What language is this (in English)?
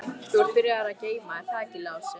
Icelandic